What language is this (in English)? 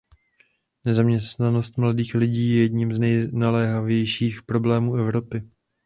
Czech